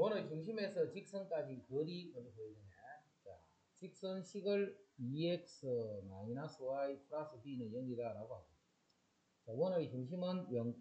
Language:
Korean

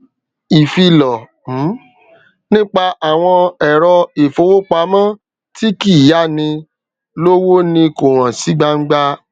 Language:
Yoruba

